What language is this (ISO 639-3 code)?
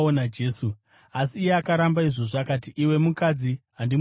sna